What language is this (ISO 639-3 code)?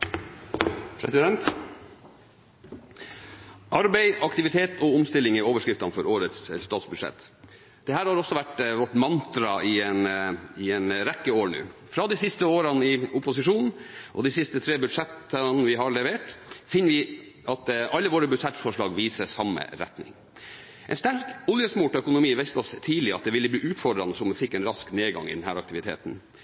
nob